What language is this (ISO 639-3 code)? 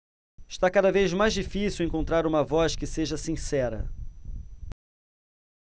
por